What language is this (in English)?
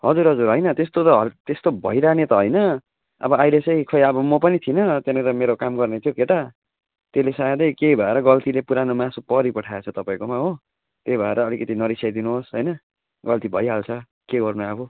Nepali